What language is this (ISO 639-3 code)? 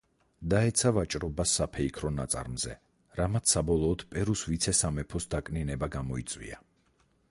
kat